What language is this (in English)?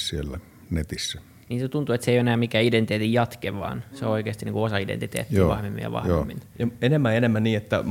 Finnish